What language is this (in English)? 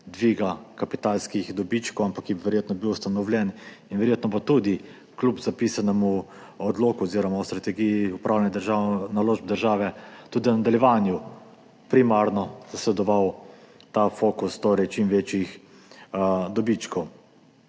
Slovenian